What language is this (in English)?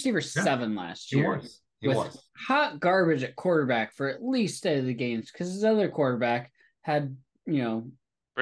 English